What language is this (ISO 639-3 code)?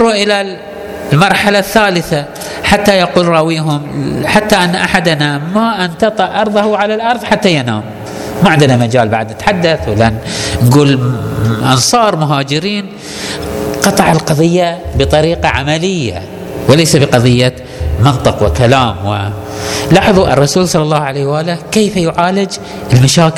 ara